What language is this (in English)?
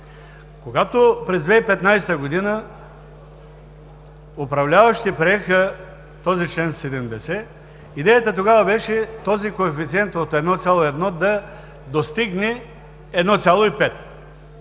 Bulgarian